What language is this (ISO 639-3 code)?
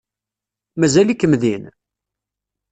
kab